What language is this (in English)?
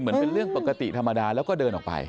Thai